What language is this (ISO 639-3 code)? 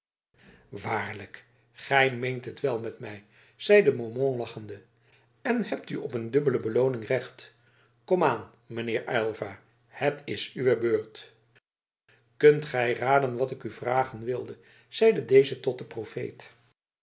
nld